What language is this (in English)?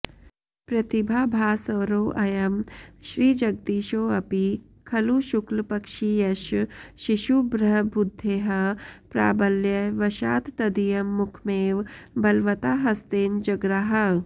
Sanskrit